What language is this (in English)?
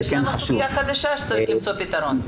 Hebrew